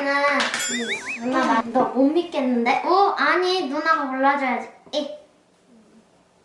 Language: Korean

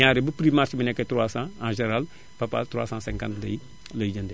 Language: Wolof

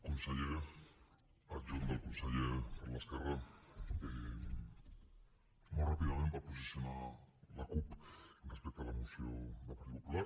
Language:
Catalan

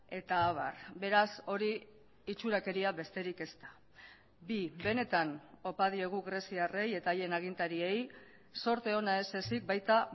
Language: Basque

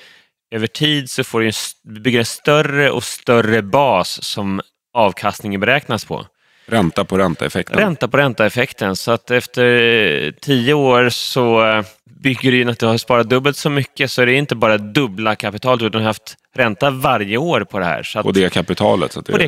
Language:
Swedish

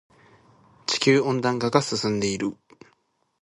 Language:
Japanese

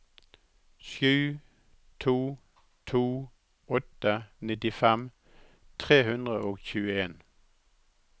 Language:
Norwegian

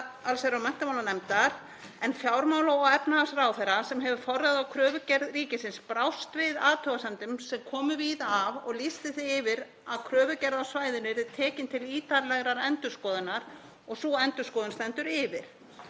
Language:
Icelandic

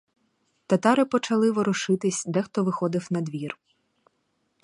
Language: Ukrainian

